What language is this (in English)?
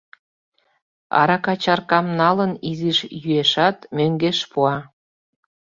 Mari